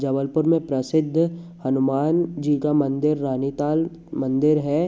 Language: Hindi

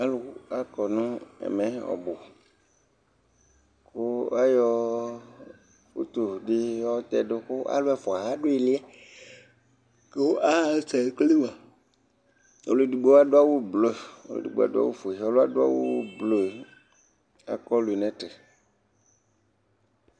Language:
Ikposo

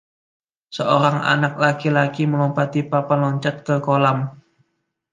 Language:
Indonesian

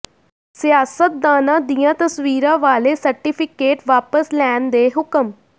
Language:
Punjabi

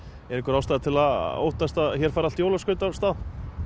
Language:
Icelandic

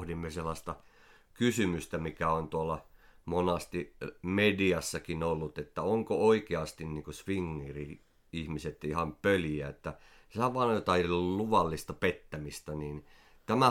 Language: Finnish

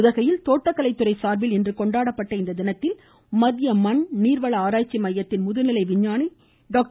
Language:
Tamil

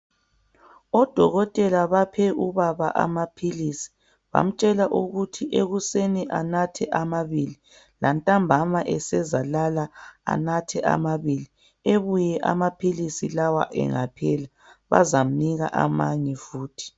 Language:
North Ndebele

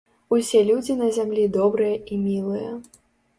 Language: Belarusian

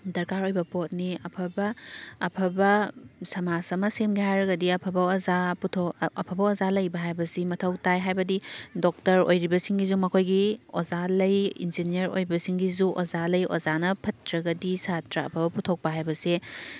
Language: Manipuri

